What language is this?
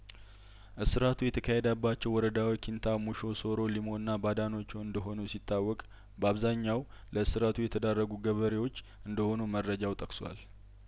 Amharic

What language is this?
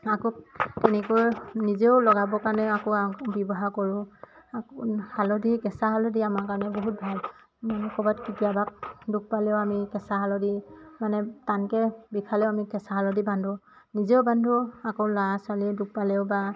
Assamese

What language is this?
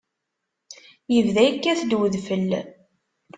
Kabyle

